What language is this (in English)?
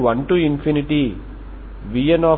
Telugu